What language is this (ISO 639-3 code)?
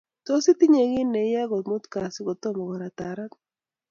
kln